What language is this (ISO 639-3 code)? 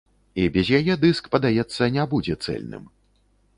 bel